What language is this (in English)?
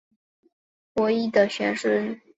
Chinese